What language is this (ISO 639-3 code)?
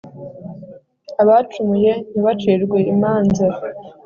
kin